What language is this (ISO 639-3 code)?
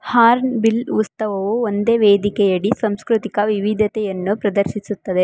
kan